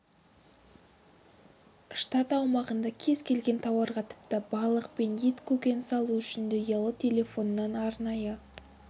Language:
Kazakh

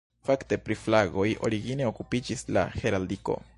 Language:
Esperanto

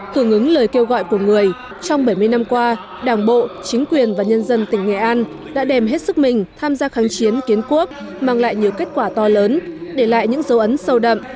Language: Vietnamese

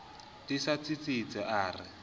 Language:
Southern Sotho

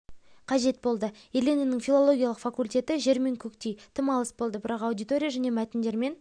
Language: Kazakh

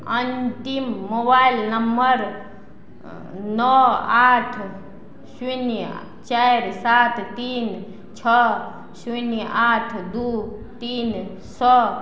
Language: Maithili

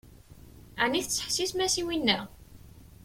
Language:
Kabyle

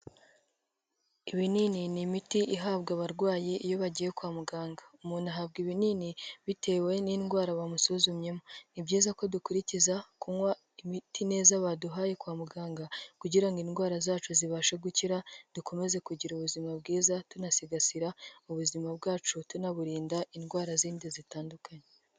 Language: Kinyarwanda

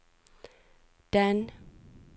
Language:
Norwegian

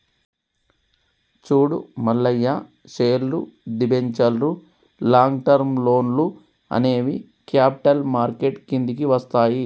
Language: Telugu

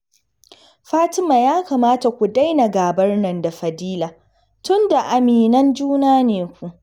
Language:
Hausa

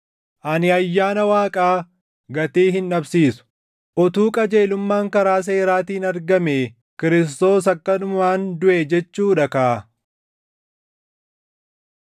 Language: Oromo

